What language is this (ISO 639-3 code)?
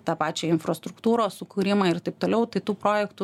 lit